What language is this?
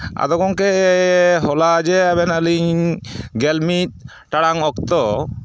Santali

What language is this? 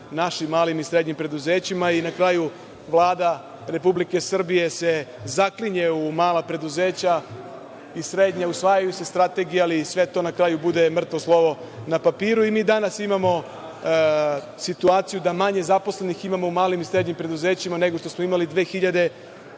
Serbian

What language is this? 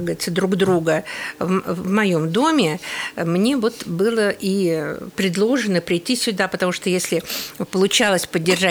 Russian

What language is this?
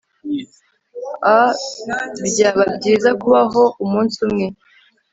Kinyarwanda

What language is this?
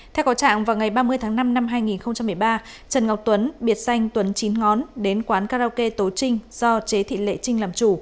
Vietnamese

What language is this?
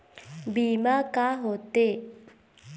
Chhattisgarhi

